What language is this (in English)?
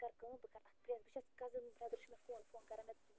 Kashmiri